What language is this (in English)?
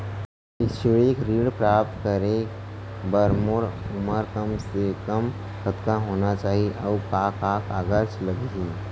Chhattisgarhi